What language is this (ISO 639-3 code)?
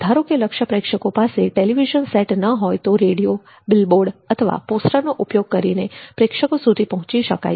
guj